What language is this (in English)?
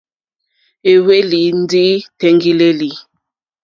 Mokpwe